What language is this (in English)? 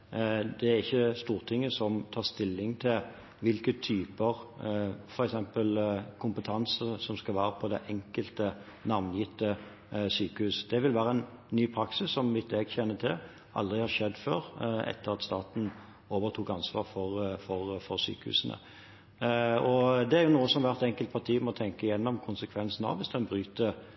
Norwegian Bokmål